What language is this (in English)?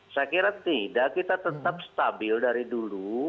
Indonesian